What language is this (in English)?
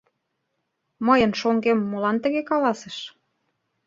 Mari